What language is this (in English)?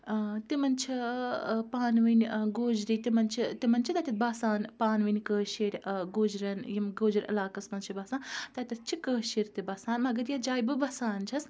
Kashmiri